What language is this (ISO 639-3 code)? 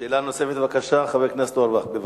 heb